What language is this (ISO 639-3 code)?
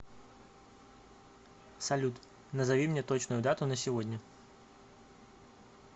rus